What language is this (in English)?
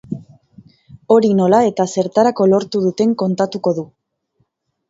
Basque